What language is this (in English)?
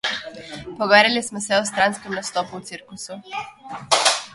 Slovenian